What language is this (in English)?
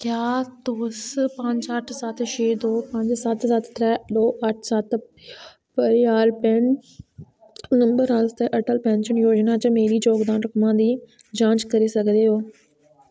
Dogri